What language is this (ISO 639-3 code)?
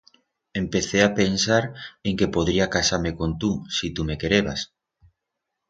arg